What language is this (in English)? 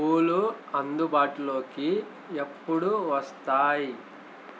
Telugu